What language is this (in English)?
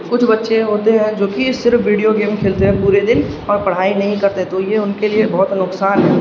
Urdu